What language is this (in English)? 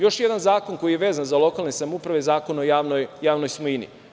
Serbian